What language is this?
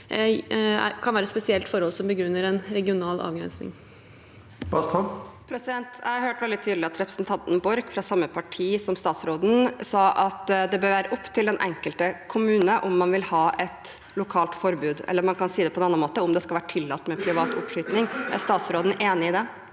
Norwegian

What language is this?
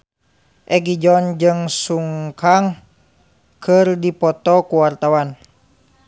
Sundanese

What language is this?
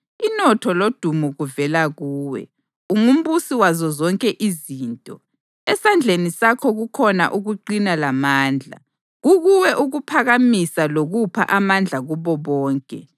North Ndebele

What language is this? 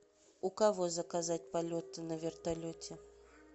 Russian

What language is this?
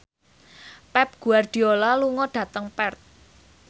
Javanese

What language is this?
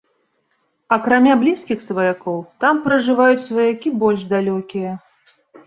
Belarusian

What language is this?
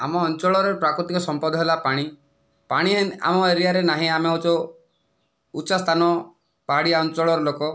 Odia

